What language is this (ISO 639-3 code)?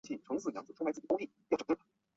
zho